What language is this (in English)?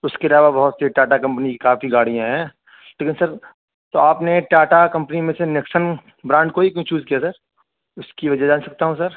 Urdu